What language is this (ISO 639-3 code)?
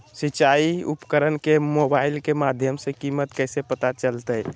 mag